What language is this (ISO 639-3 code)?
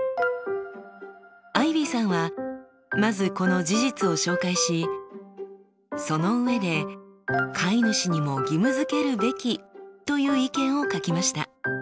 jpn